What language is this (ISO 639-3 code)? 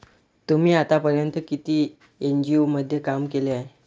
mar